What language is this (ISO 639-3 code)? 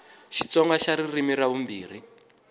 tso